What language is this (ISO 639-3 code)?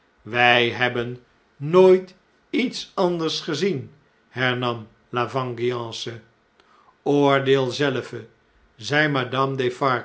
nld